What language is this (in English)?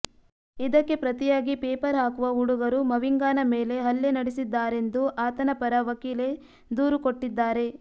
Kannada